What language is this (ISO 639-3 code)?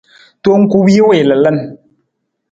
nmz